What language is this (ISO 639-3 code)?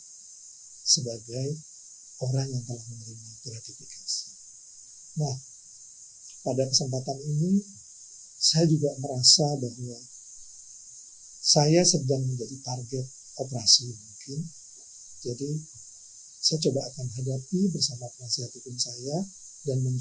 ind